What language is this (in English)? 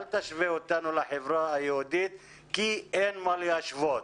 Hebrew